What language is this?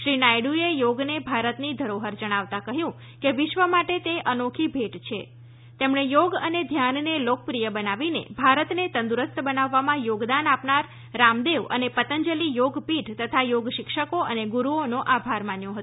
Gujarati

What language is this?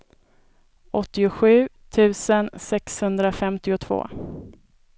Swedish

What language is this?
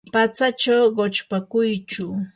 Yanahuanca Pasco Quechua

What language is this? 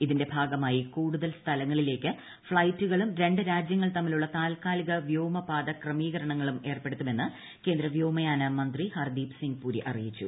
Malayalam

